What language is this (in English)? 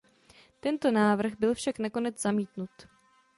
Czech